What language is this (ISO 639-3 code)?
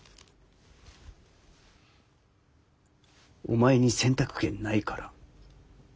jpn